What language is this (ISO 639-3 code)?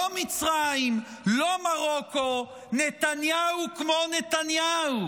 heb